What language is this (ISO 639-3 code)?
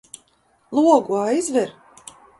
lav